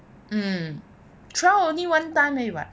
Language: English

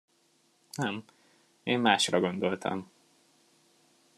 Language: Hungarian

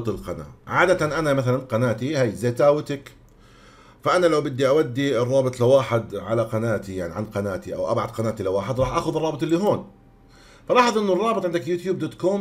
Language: Arabic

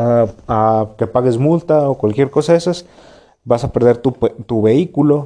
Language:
Spanish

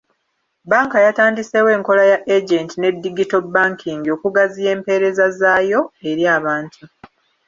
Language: Ganda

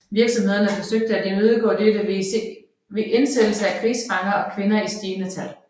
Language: Danish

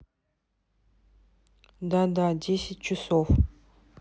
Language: Russian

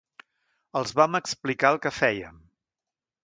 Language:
Catalan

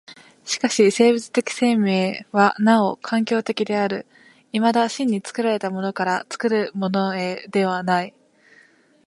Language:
Japanese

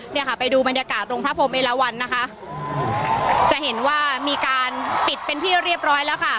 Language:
Thai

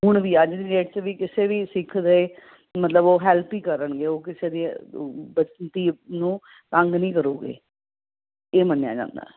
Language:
Punjabi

